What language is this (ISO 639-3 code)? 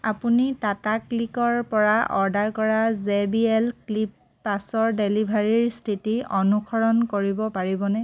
asm